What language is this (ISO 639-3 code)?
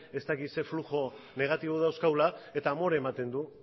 eus